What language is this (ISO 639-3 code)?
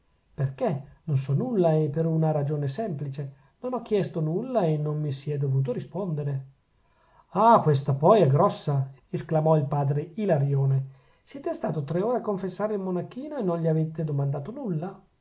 ita